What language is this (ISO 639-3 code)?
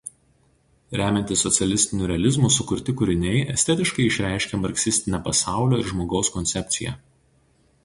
lit